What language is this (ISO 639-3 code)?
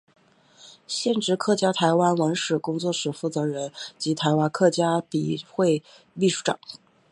zho